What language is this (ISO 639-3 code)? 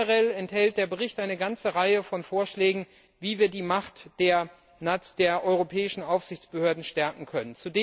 deu